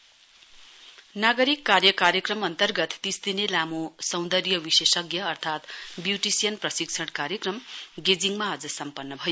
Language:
Nepali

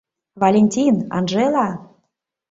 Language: Mari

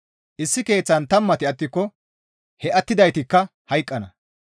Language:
Gamo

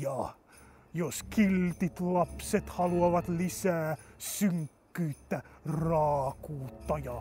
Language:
Finnish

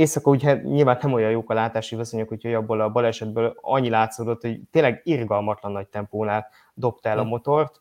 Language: Hungarian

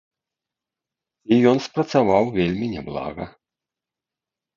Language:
Belarusian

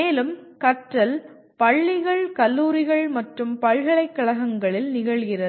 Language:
Tamil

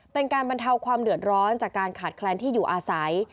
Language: Thai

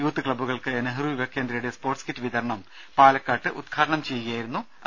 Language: Malayalam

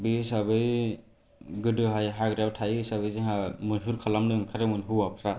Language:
Bodo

